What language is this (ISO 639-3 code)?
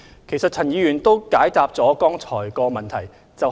yue